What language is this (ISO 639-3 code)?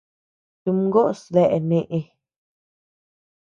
cux